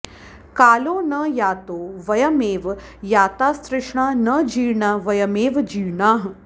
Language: Sanskrit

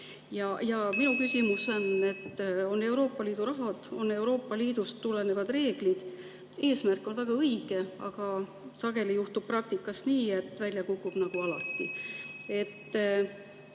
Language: Estonian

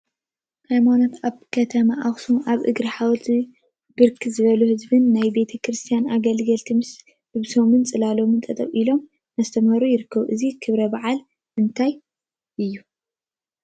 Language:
Tigrinya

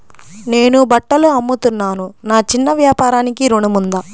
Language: Telugu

